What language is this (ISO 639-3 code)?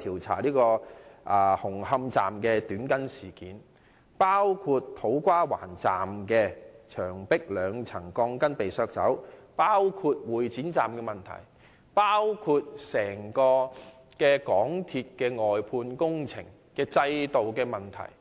yue